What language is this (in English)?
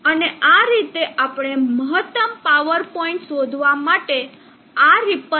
Gujarati